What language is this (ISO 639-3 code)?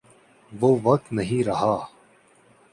urd